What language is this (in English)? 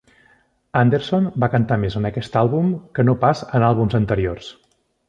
Catalan